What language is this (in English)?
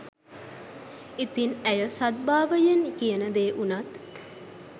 Sinhala